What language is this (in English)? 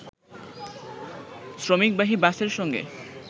Bangla